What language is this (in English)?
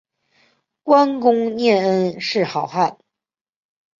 Chinese